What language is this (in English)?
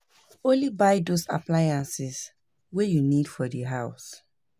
Nigerian Pidgin